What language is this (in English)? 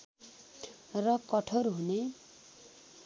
Nepali